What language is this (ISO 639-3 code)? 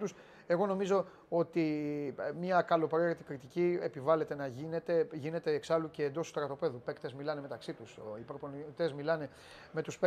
ell